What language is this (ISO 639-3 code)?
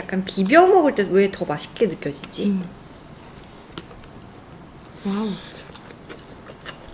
kor